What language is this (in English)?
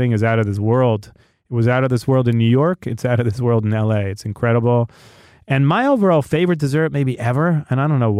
English